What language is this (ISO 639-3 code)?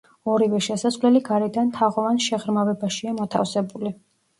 kat